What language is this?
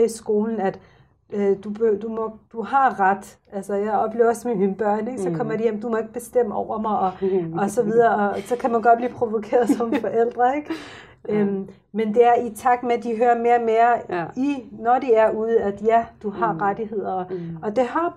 Danish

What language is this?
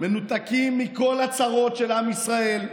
Hebrew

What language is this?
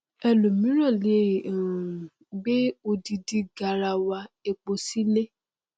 Yoruba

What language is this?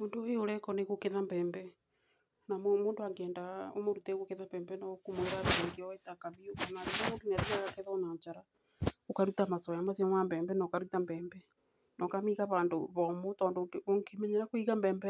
Kikuyu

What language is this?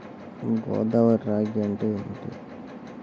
Telugu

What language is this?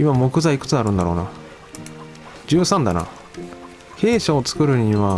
Japanese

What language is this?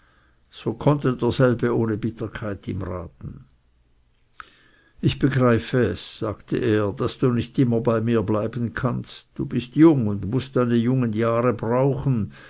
German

